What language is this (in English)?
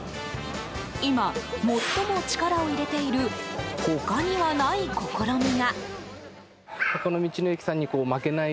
Japanese